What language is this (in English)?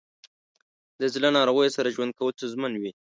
Pashto